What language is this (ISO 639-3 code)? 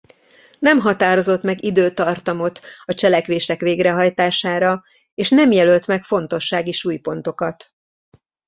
hun